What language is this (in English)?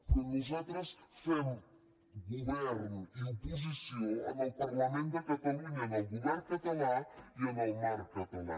Catalan